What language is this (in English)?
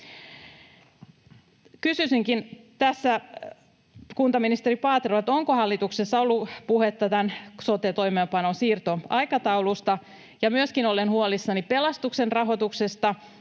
Finnish